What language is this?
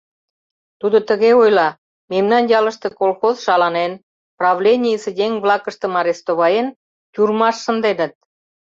Mari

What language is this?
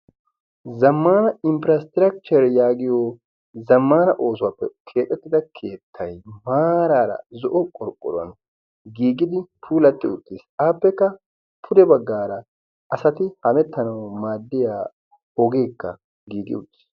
Wolaytta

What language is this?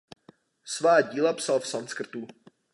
Czech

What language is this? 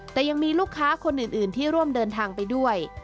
Thai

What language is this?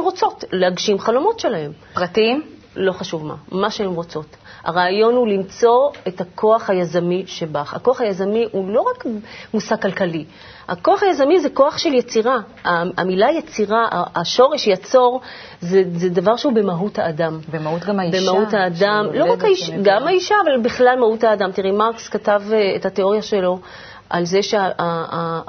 Hebrew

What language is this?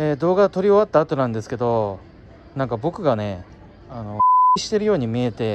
Japanese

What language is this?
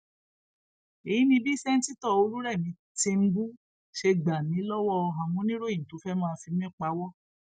Yoruba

